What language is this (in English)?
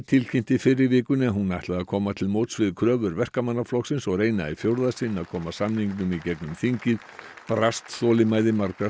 Icelandic